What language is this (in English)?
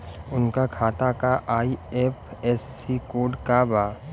Bhojpuri